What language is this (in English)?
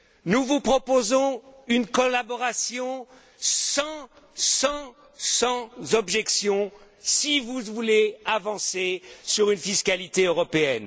French